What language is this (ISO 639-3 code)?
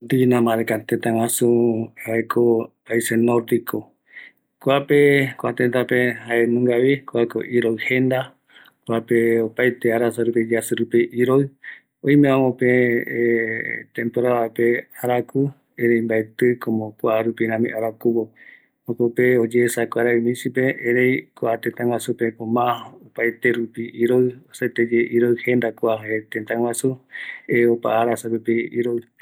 gui